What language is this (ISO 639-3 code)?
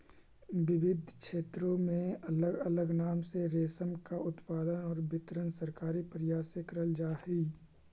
mag